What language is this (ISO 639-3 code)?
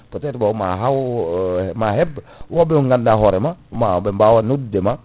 ful